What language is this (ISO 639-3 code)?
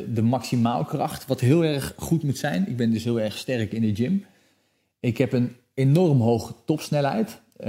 nld